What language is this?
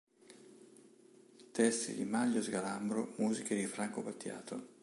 Italian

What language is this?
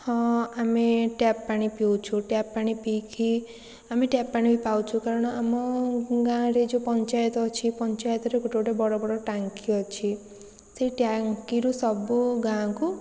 Odia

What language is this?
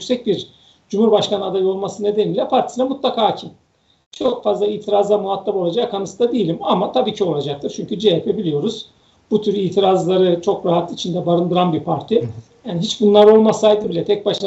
Turkish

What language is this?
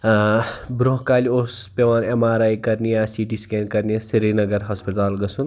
Kashmiri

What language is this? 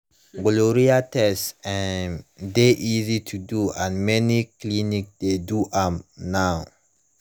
Nigerian Pidgin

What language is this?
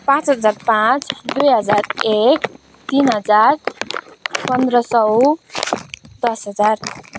Nepali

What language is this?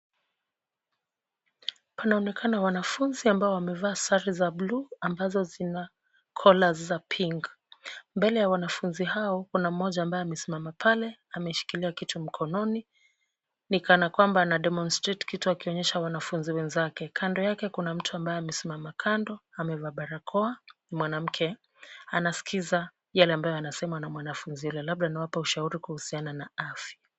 Swahili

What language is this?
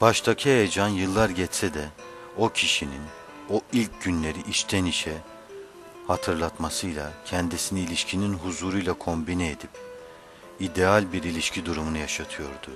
Turkish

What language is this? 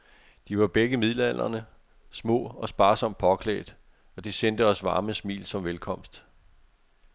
Danish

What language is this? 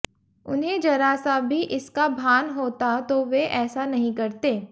Hindi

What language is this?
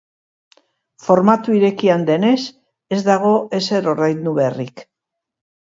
Basque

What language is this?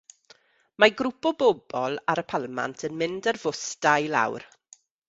Welsh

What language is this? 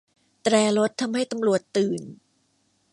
Thai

